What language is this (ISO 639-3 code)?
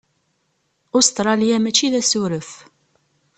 kab